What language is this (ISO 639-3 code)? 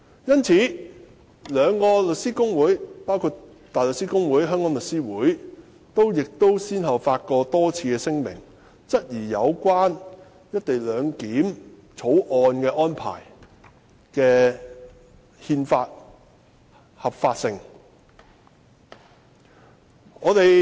yue